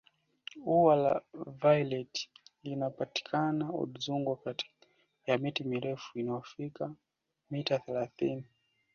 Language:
Swahili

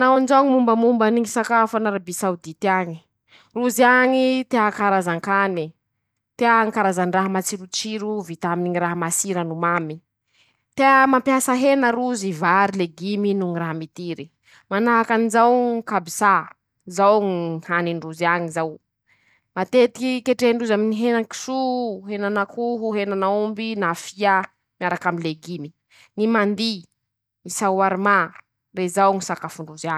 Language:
Masikoro Malagasy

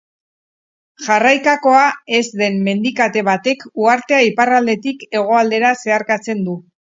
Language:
Basque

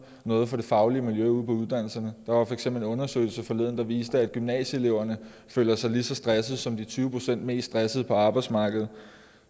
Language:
Danish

